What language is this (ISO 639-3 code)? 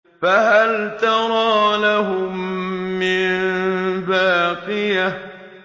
ara